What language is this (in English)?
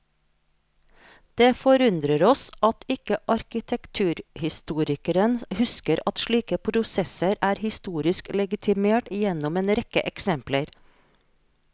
Norwegian